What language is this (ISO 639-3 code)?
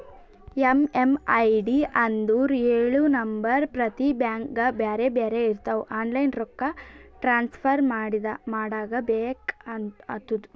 kan